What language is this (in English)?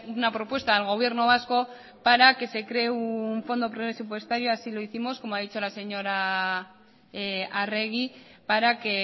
Spanish